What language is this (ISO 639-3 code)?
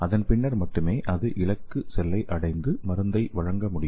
tam